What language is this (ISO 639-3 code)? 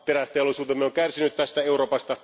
fin